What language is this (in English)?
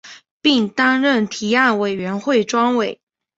Chinese